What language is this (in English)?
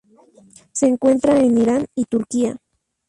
Spanish